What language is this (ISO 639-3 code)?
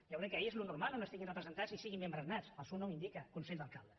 cat